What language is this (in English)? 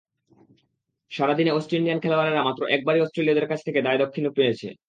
Bangla